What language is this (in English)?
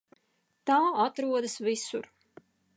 Latvian